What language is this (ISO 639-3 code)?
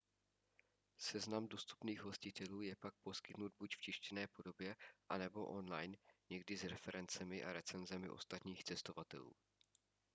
ces